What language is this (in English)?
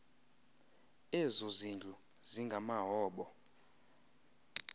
Xhosa